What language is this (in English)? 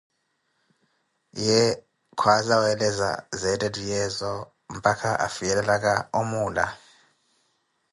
Koti